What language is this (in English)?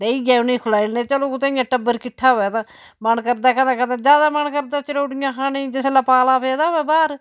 Dogri